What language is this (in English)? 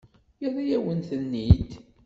Kabyle